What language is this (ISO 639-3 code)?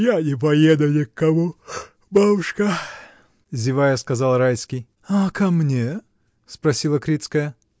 rus